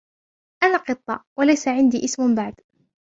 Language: Arabic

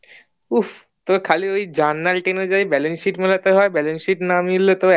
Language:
Bangla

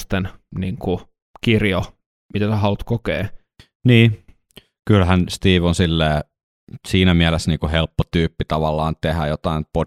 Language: Finnish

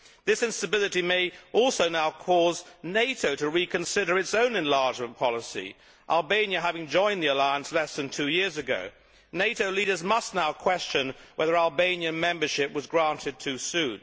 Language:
English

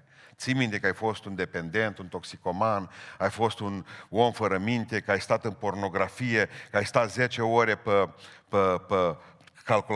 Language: Romanian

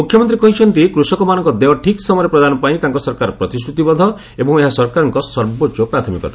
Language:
Odia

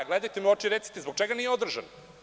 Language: Serbian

